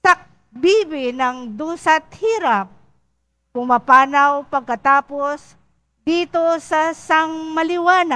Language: Filipino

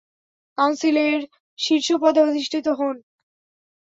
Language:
Bangla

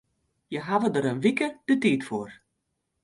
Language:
Western Frisian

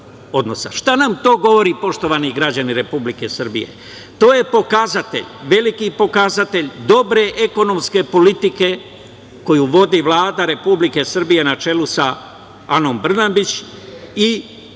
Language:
Serbian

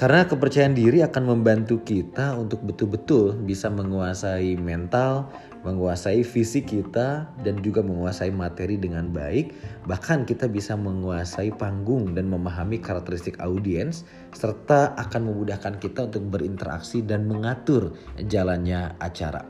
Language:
Indonesian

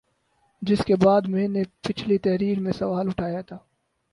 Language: Urdu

